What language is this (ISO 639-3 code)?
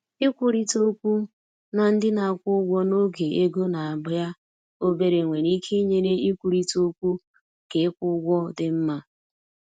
ibo